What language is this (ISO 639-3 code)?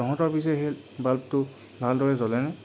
asm